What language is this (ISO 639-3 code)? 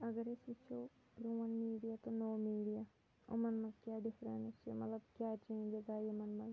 kas